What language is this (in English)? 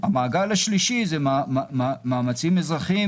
Hebrew